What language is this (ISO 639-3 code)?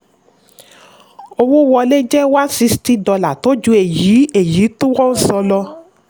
yor